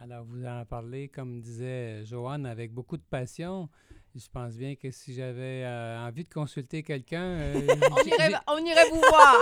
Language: French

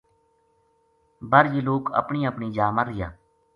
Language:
Gujari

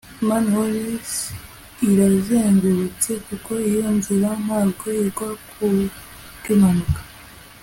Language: Kinyarwanda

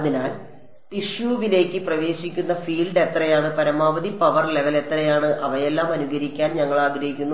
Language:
Malayalam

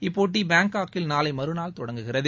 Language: Tamil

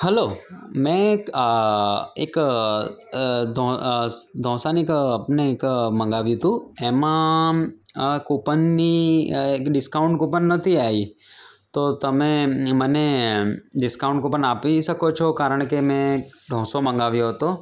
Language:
Gujarati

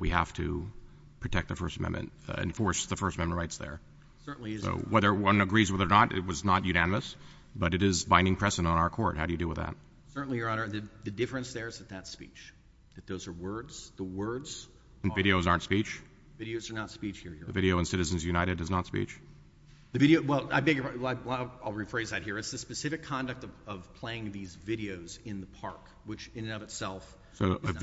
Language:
English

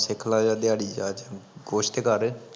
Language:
Punjabi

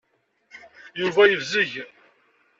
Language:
Kabyle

